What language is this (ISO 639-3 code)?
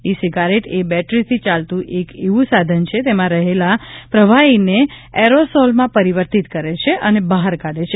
guj